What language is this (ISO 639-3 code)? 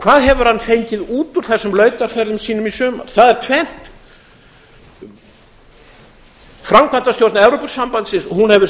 isl